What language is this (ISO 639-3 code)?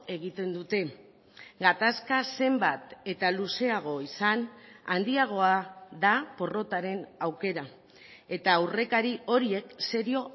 eus